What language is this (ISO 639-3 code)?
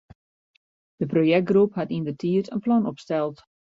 fry